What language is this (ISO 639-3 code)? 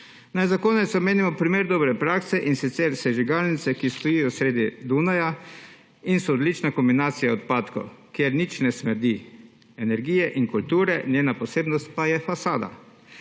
slv